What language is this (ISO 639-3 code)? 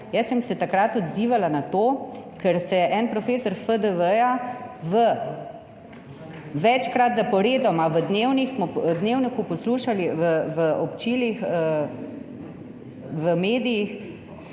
slv